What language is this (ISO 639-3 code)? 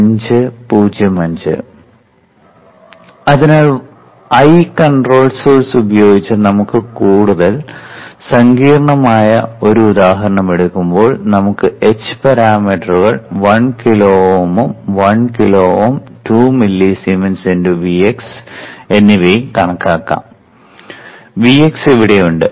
mal